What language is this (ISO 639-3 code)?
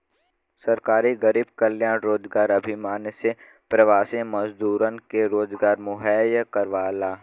bho